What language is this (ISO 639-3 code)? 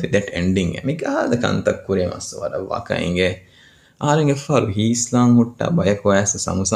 urd